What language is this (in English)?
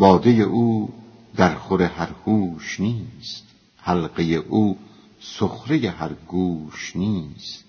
Persian